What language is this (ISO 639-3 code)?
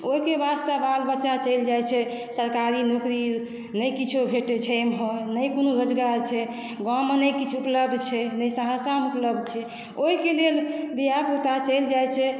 mai